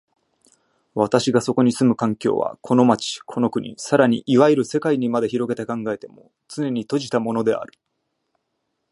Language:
Japanese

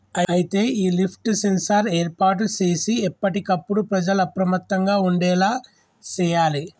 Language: Telugu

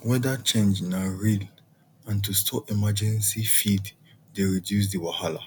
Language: Nigerian Pidgin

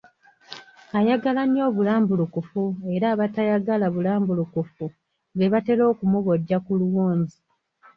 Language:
Ganda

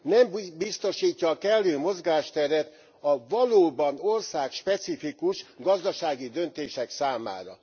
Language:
Hungarian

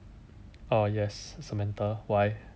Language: English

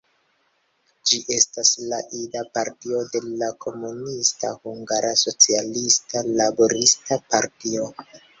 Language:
Esperanto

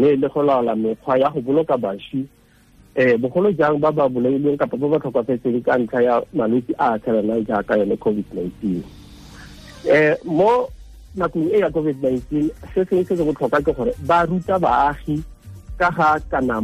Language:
Swahili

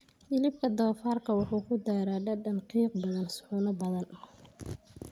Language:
Somali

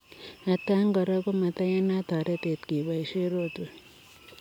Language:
Kalenjin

